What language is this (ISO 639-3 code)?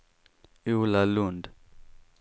swe